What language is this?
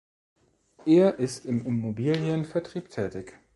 German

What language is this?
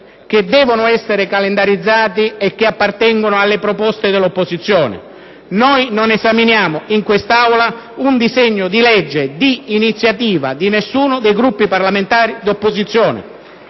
Italian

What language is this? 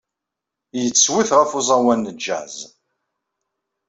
Kabyle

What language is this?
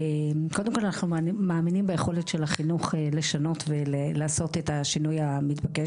Hebrew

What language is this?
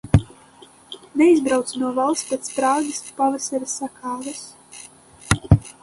Latvian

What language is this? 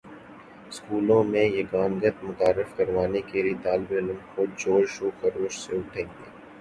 Urdu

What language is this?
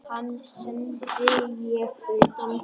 Icelandic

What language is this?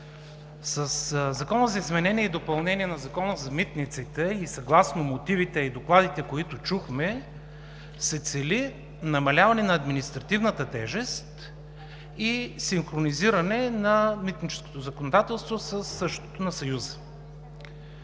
Bulgarian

